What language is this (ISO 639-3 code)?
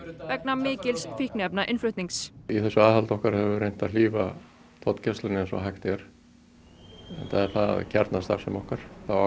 isl